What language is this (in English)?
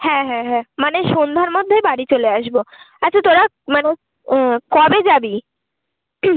Bangla